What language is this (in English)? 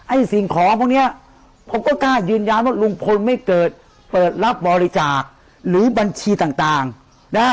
Thai